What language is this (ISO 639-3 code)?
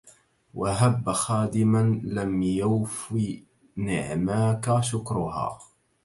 ara